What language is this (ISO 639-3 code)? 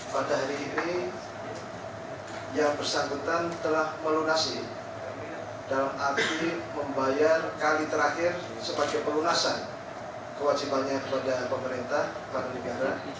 ind